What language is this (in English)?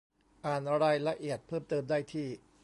Thai